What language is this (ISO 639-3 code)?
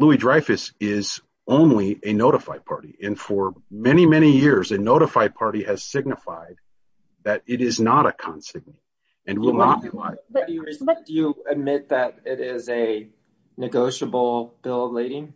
eng